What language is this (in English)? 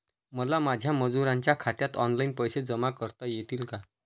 Marathi